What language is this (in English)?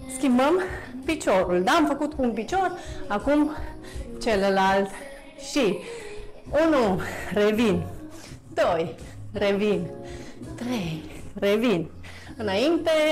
Romanian